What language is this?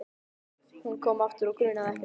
Icelandic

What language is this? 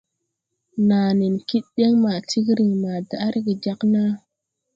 Tupuri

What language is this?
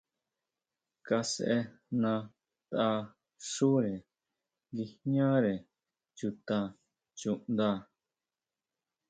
Huautla Mazatec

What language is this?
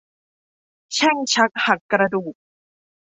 Thai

